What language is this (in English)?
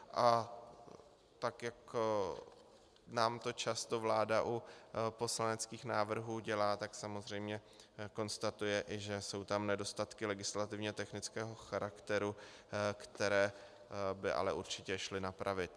Czech